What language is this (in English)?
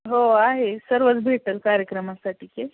Marathi